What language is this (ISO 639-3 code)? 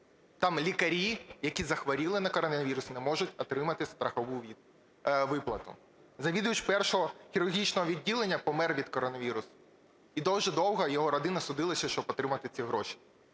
ukr